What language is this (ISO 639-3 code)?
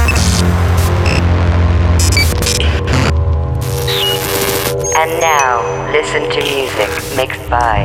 hun